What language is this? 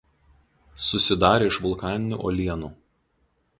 Lithuanian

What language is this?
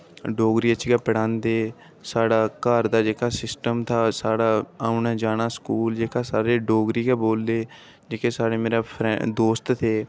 Dogri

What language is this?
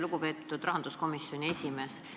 Estonian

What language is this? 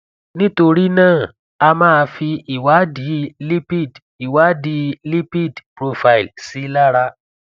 Yoruba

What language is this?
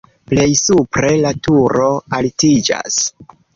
Esperanto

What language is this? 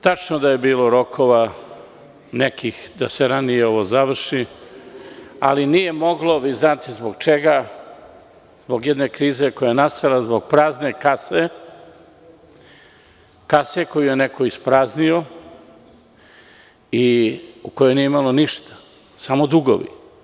Serbian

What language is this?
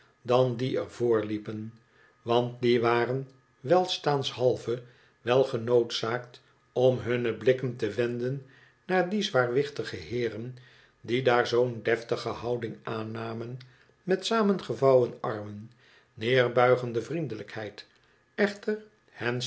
Dutch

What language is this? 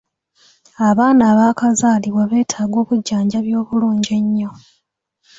Ganda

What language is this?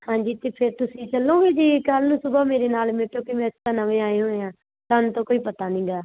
Punjabi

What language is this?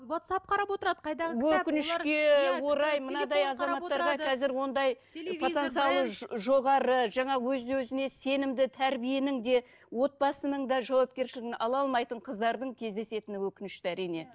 Kazakh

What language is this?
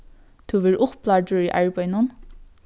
Faroese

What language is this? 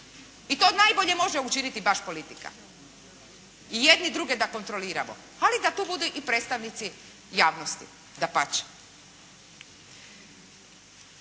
Croatian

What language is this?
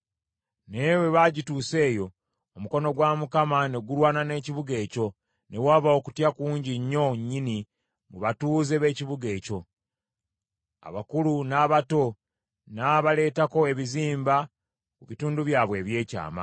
Ganda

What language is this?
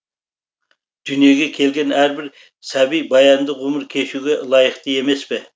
Kazakh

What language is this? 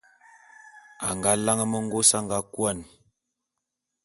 Bulu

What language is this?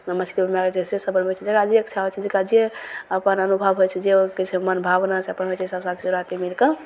Maithili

